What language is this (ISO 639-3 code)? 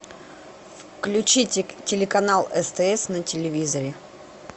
rus